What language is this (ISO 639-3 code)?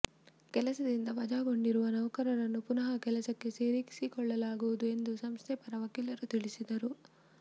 kan